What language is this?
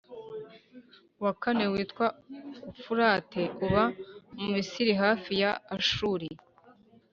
Kinyarwanda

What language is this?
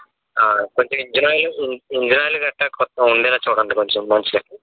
Telugu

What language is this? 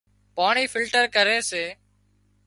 Wadiyara Koli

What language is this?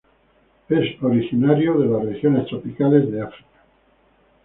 Spanish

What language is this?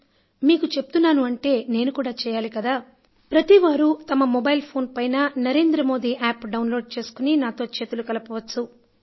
Telugu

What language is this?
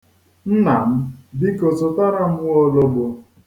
Igbo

